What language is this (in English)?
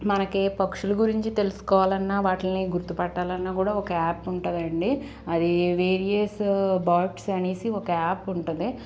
Telugu